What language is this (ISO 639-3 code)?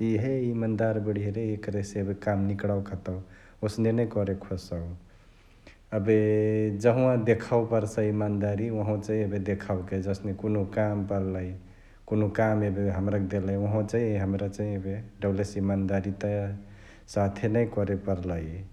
the